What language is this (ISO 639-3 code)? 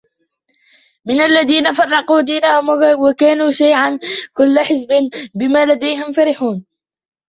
ara